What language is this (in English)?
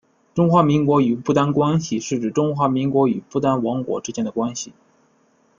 Chinese